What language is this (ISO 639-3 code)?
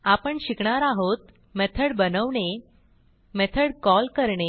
mar